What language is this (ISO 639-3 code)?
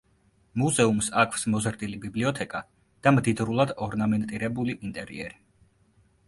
kat